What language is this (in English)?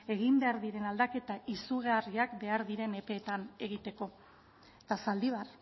Basque